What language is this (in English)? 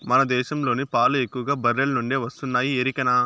Telugu